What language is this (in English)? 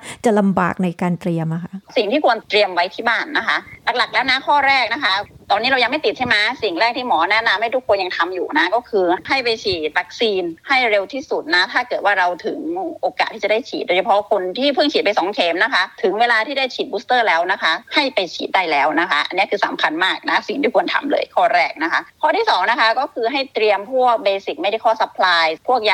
Thai